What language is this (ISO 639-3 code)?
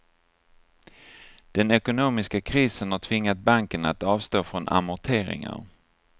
swe